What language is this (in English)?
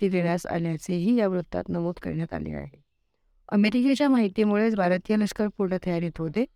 Marathi